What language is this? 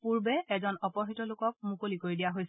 Assamese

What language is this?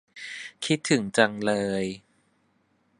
Thai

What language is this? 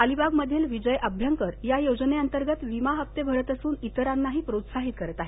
Marathi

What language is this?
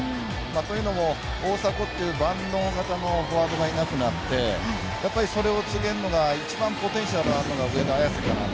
Japanese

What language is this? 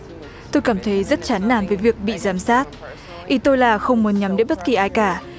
Vietnamese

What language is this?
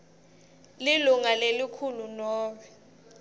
Swati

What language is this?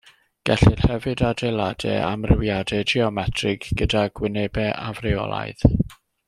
Welsh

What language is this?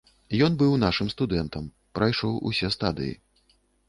Belarusian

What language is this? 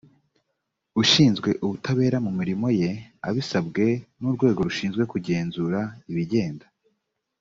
Kinyarwanda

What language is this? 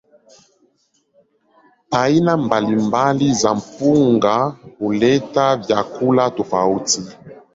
Swahili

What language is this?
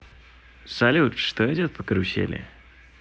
Russian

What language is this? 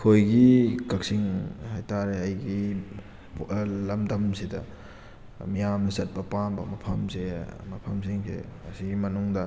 Manipuri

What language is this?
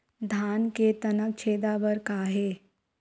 Chhattisgarhi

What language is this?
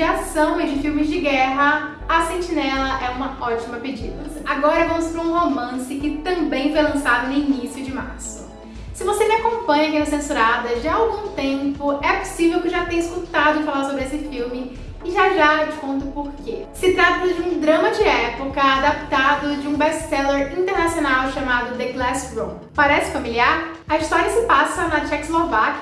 Portuguese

